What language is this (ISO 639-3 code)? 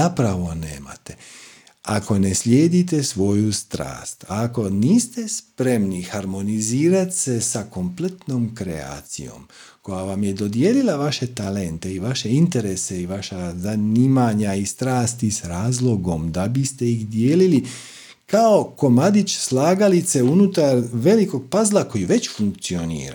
hrv